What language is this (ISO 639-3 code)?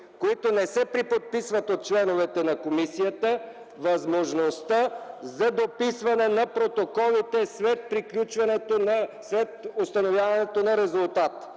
bul